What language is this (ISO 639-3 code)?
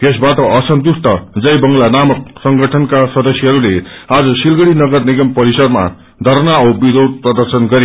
nep